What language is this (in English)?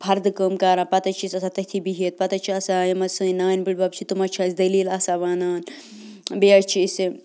Kashmiri